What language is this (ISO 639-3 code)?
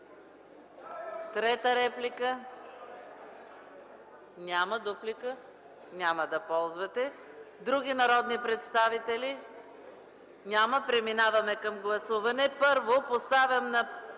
bul